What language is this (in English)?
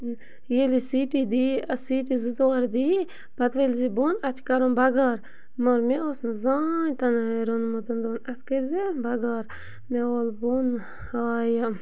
Kashmiri